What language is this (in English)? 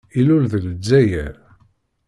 Kabyle